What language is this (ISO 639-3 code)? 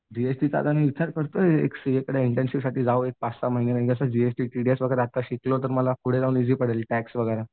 mar